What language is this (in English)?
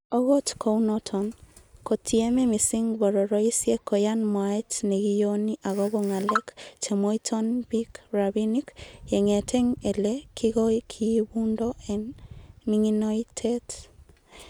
Kalenjin